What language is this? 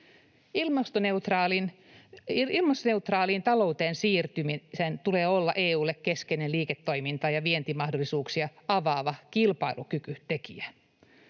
Finnish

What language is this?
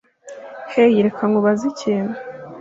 Kinyarwanda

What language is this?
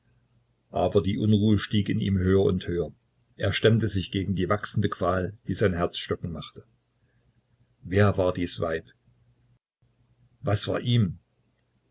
German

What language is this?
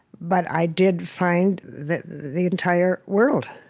English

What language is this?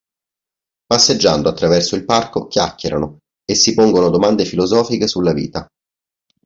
Italian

